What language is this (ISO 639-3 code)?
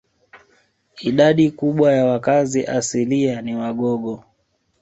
swa